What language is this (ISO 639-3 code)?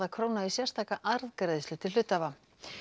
isl